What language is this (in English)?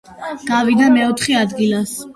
Georgian